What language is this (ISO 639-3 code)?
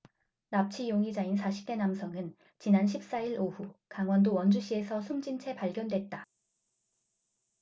kor